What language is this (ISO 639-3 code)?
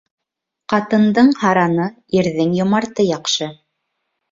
bak